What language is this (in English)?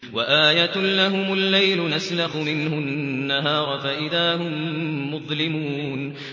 Arabic